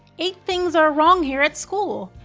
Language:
English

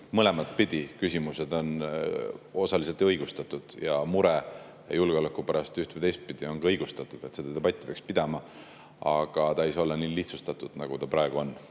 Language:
Estonian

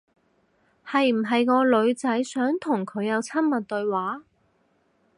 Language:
Cantonese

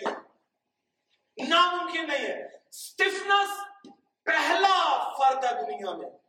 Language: Urdu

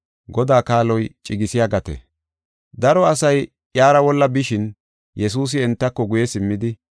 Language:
Gofa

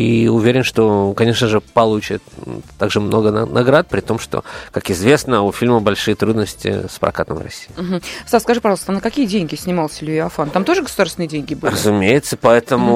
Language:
Russian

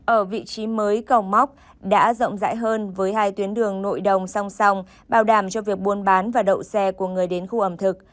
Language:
Vietnamese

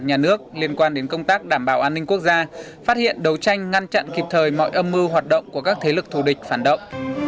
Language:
Vietnamese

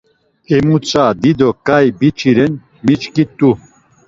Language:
Laz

